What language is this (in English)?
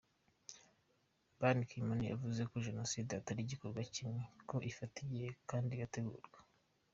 Kinyarwanda